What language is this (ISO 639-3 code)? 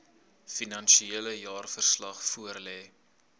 afr